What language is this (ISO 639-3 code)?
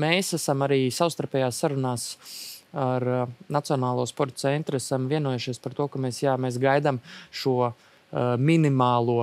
lav